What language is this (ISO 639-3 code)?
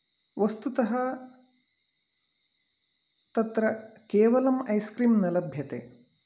san